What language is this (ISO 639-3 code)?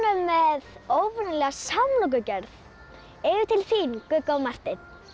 isl